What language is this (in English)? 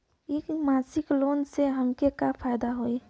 Bhojpuri